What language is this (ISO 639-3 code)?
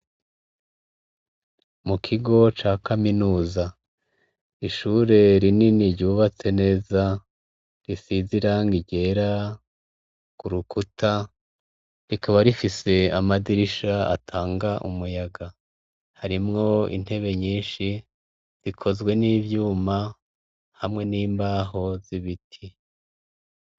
run